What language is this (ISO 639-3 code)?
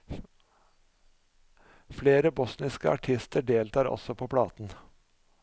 nor